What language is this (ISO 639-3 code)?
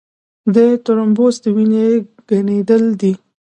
pus